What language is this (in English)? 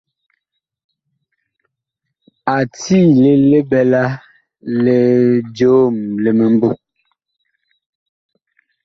Bakoko